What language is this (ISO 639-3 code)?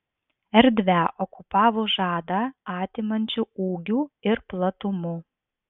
lit